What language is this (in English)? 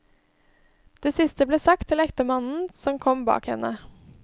Norwegian